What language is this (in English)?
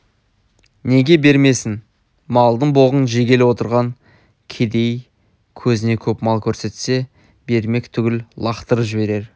Kazakh